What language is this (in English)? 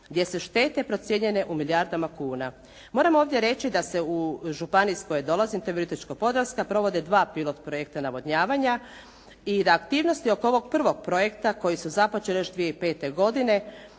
Croatian